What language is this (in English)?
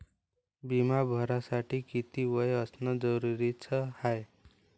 Marathi